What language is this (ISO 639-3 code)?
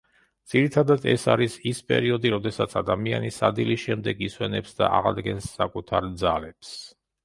kat